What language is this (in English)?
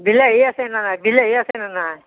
Assamese